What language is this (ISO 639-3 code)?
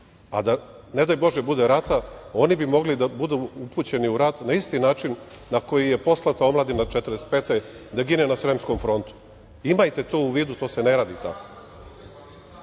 srp